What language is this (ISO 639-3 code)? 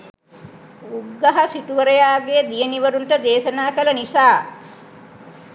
sin